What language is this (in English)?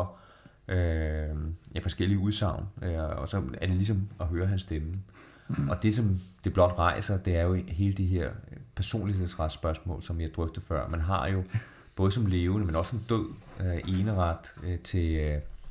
Danish